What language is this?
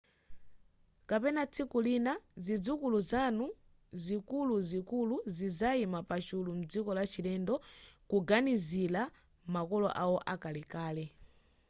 Nyanja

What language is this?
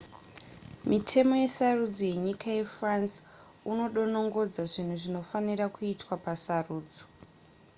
Shona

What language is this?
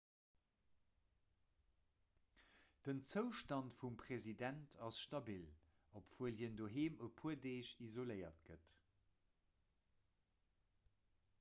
Luxembourgish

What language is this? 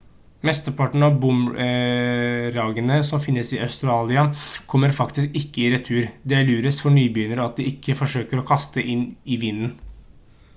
Norwegian Bokmål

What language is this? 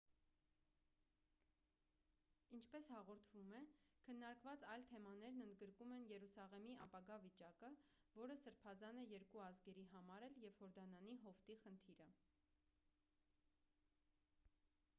Armenian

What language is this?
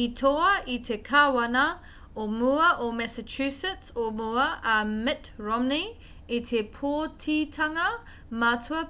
Māori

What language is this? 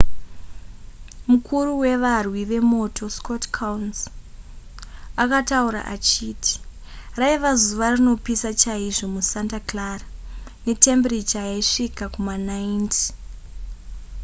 Shona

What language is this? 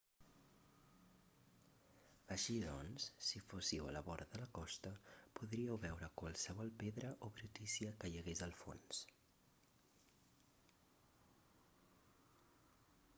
Catalan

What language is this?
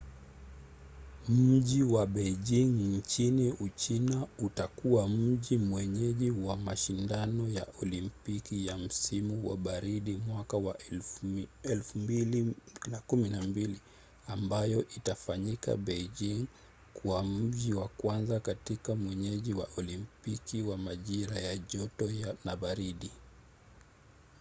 Swahili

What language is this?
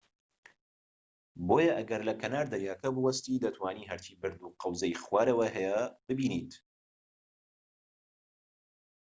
Central Kurdish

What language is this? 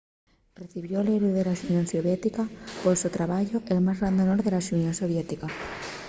Asturian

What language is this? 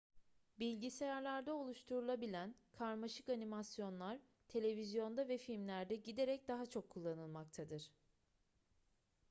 Turkish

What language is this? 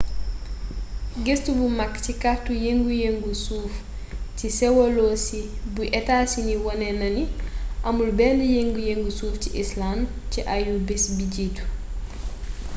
Wolof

